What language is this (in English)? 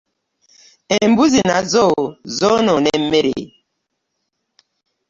Ganda